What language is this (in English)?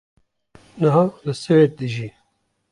Kurdish